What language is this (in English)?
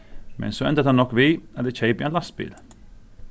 Faroese